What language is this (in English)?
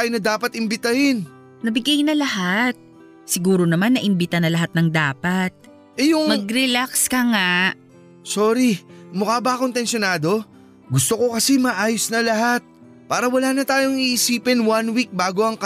Filipino